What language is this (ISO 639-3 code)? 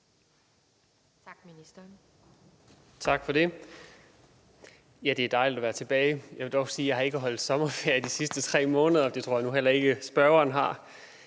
dan